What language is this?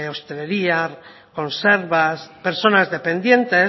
Spanish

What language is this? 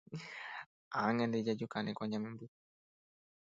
Guarani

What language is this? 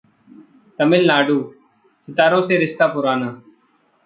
Hindi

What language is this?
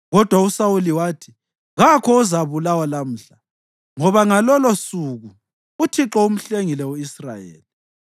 North Ndebele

